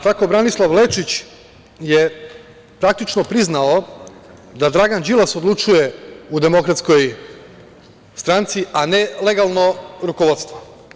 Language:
Serbian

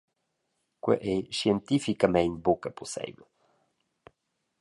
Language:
Romansh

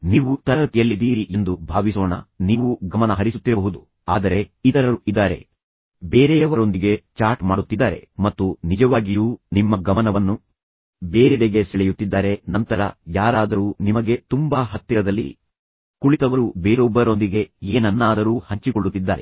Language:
Kannada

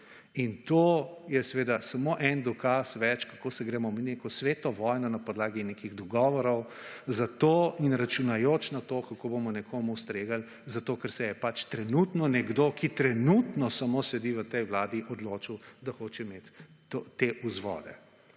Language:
Slovenian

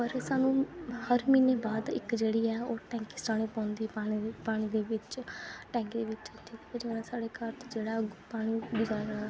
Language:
Dogri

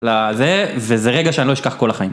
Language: Hebrew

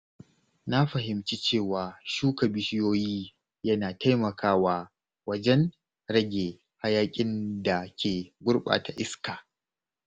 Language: Hausa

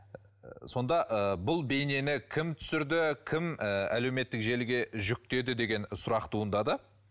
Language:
Kazakh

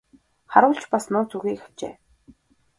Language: Mongolian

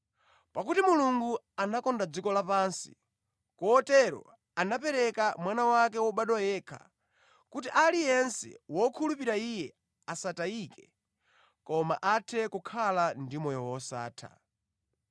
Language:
Nyanja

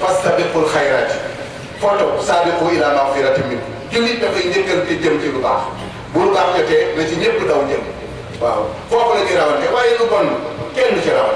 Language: English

